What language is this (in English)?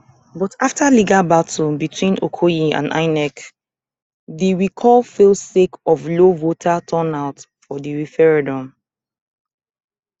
Nigerian Pidgin